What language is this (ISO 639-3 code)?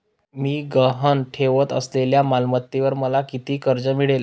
mar